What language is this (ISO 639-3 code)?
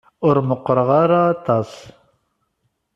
kab